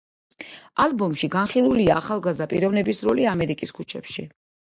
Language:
Georgian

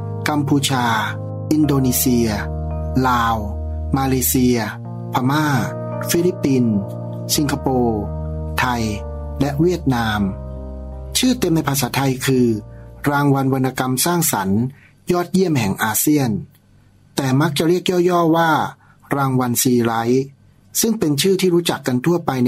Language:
Thai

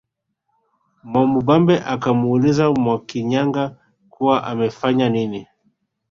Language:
Swahili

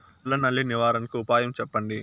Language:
Telugu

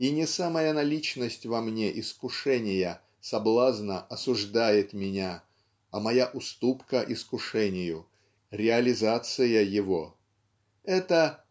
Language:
Russian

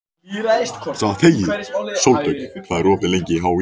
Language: Icelandic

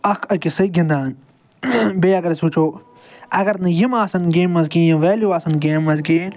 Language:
Kashmiri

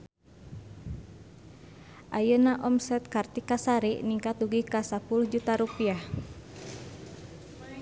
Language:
Sundanese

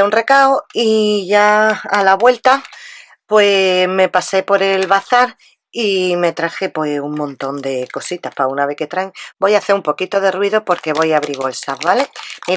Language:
Spanish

